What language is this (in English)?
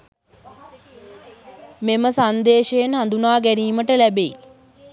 Sinhala